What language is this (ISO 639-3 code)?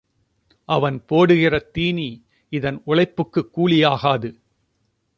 tam